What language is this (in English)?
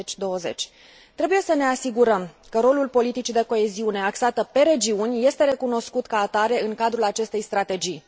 Romanian